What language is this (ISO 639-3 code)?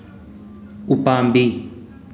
mni